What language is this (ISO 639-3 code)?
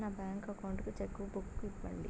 tel